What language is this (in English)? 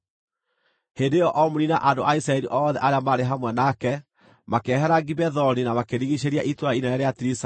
Kikuyu